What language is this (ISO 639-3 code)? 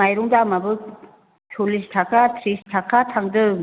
brx